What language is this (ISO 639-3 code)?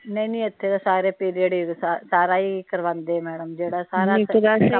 pan